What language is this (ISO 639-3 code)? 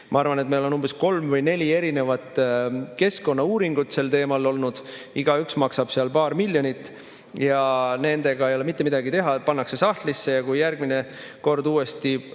est